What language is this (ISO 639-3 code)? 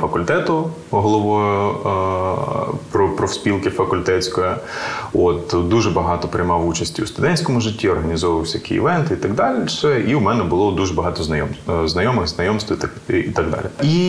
ukr